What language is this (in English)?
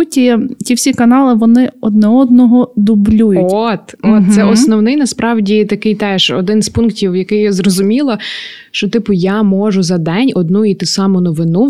Ukrainian